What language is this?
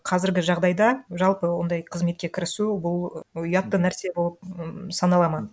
Kazakh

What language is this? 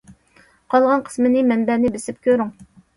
Uyghur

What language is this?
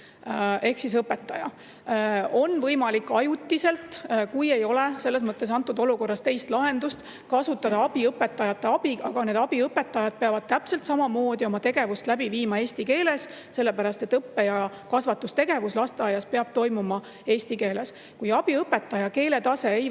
Estonian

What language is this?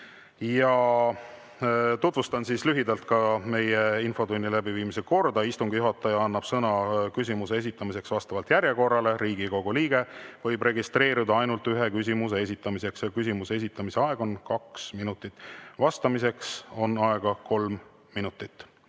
Estonian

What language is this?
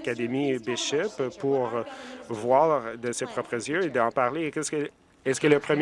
French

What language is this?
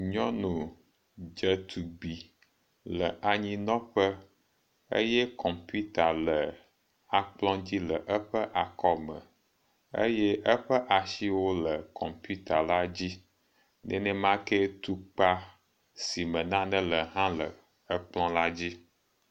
Ewe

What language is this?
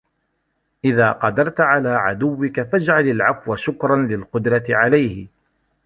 Arabic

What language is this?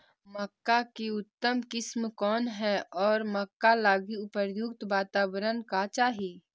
Magahi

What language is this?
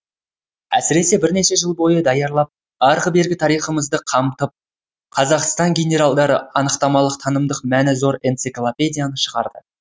Kazakh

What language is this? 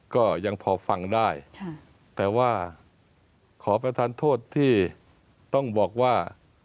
Thai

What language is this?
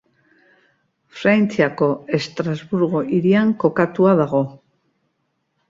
Basque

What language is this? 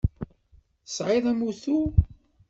Kabyle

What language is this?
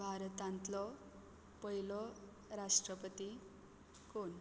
Konkani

